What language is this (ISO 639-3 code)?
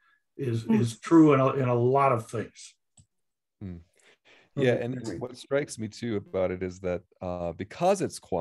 eng